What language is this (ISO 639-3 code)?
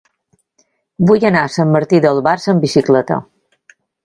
cat